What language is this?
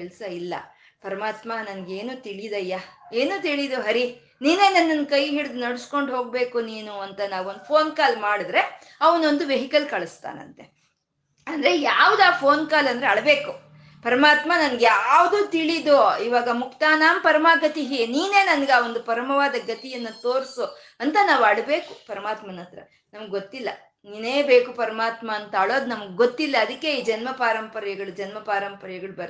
Kannada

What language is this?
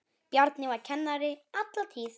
Icelandic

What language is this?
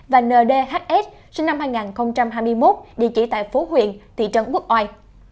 Vietnamese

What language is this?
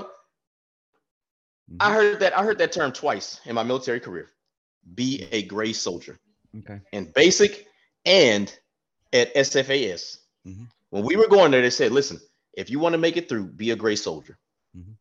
English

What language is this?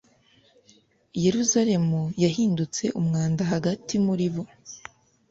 Kinyarwanda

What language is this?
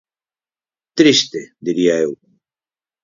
Galician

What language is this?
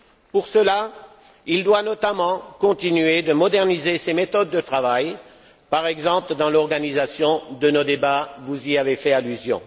French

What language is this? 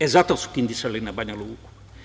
Serbian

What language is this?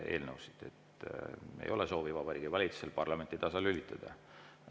Estonian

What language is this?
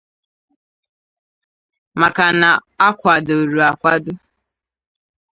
Igbo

